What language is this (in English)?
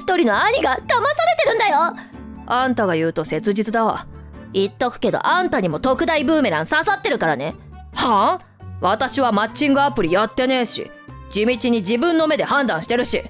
Japanese